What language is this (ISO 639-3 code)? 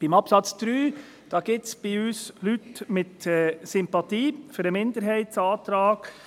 gsw